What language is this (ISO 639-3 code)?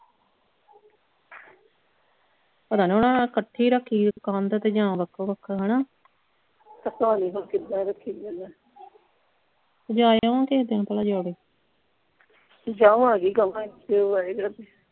pan